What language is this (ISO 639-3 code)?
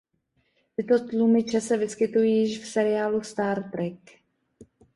ces